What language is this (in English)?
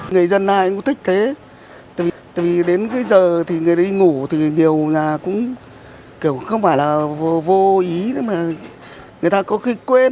Vietnamese